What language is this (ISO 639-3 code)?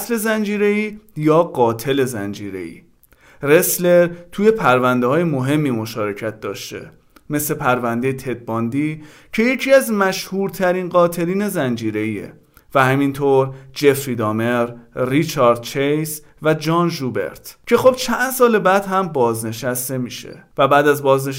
fas